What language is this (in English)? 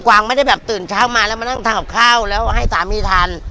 Thai